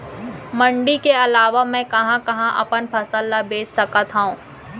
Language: Chhattisgarhi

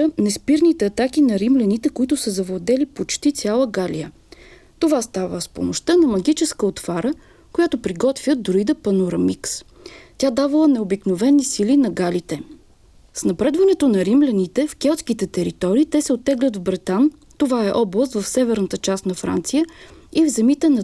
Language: Bulgarian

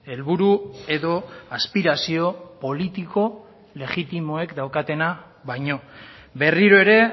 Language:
Basque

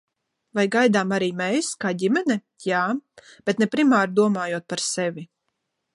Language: Latvian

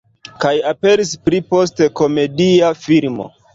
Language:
Esperanto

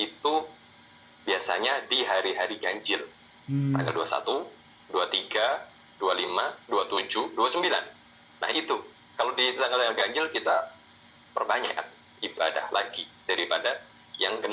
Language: Indonesian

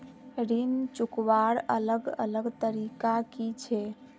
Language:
Magahi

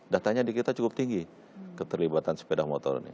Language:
Indonesian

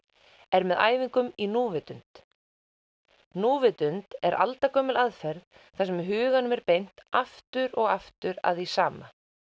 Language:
Icelandic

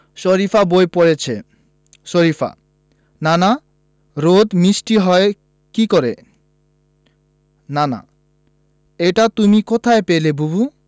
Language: Bangla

